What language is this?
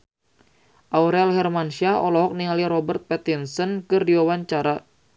Sundanese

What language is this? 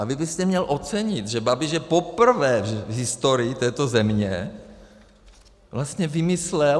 Czech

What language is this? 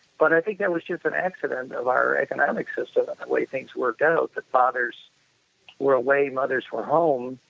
English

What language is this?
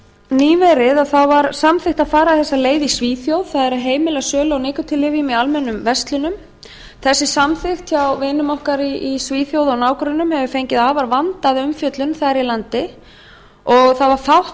Icelandic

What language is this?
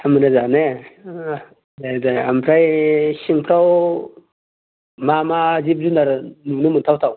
Bodo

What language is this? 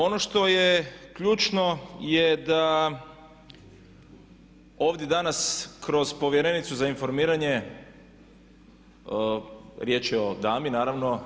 Croatian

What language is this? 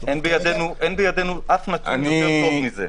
Hebrew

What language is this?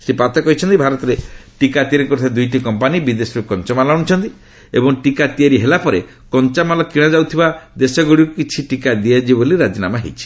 Odia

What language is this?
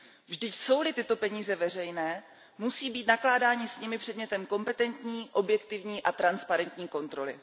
Czech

